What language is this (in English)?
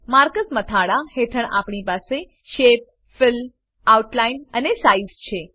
Gujarati